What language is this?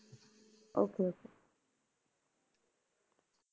Punjabi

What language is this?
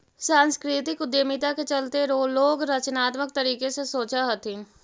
Magahi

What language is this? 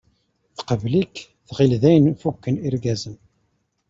Kabyle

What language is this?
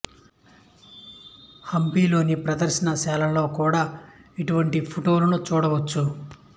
Telugu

